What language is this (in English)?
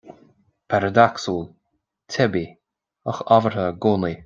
Irish